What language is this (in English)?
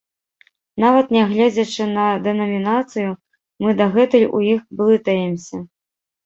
Belarusian